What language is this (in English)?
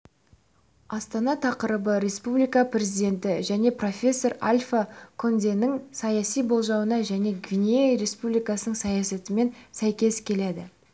Kazakh